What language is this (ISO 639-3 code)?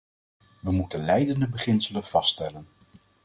nld